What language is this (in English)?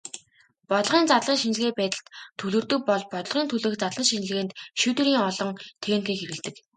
Mongolian